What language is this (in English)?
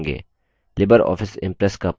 Hindi